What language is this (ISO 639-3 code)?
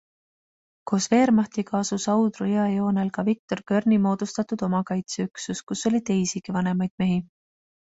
est